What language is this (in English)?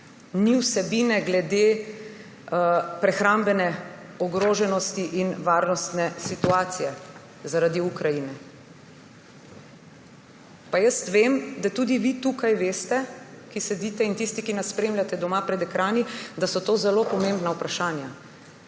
Slovenian